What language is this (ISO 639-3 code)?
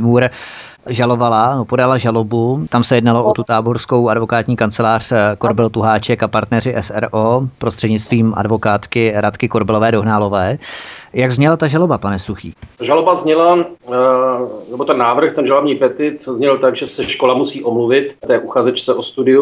ces